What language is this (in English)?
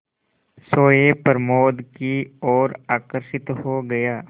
Hindi